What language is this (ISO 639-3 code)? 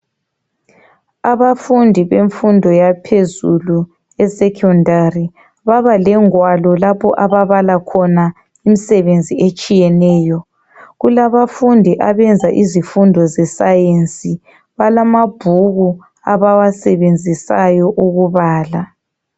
nde